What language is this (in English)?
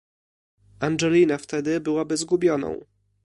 Polish